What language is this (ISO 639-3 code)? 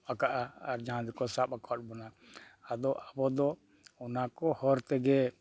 sat